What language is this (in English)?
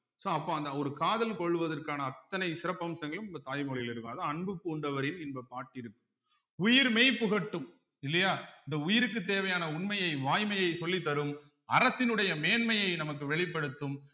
Tamil